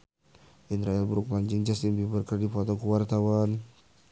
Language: Sundanese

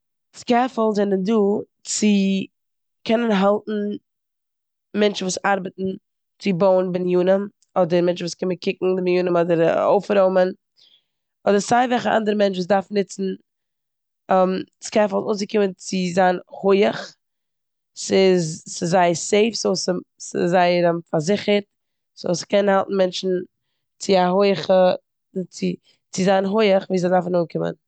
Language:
Yiddish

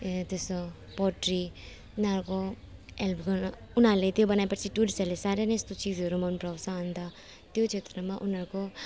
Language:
Nepali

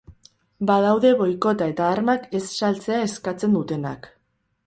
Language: Basque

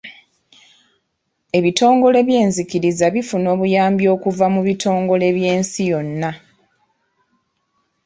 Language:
Ganda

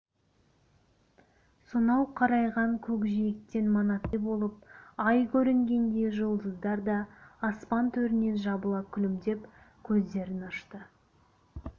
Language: Kazakh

